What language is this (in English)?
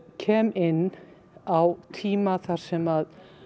Icelandic